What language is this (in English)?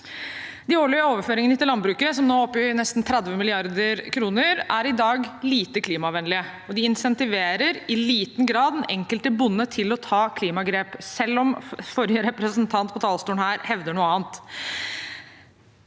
Norwegian